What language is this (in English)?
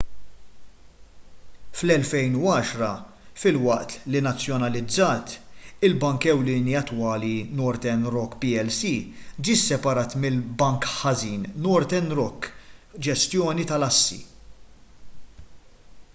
Maltese